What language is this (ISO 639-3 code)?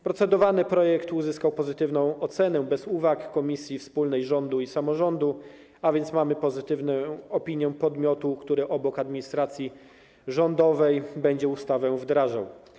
pol